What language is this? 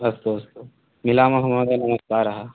Sanskrit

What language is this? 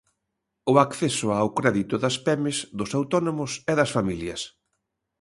Galician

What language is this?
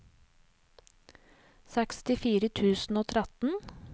Norwegian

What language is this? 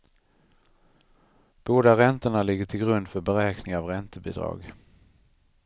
Swedish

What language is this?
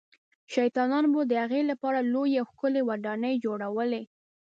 Pashto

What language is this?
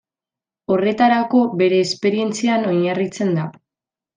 Basque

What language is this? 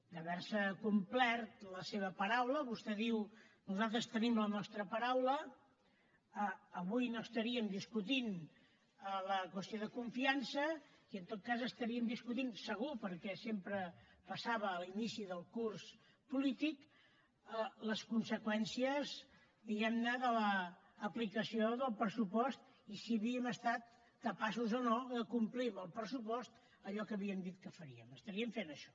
Catalan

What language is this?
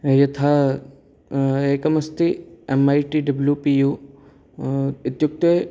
Sanskrit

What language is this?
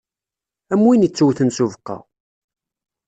Kabyle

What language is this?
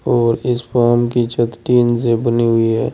Hindi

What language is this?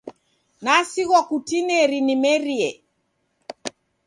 Taita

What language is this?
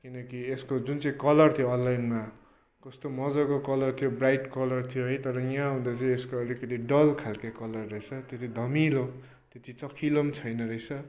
Nepali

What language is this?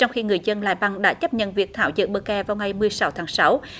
Vietnamese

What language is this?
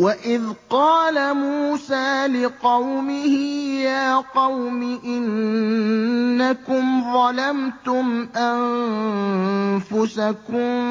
Arabic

